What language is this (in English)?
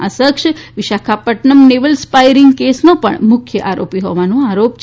Gujarati